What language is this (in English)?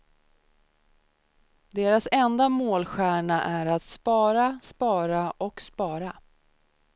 Swedish